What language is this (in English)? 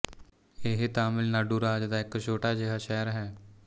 Punjabi